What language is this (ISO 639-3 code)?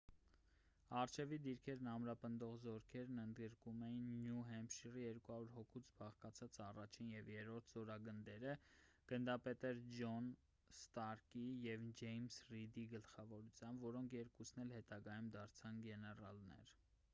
hye